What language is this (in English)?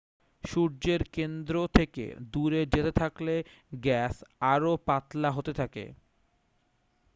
Bangla